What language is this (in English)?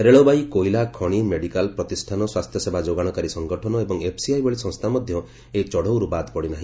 Odia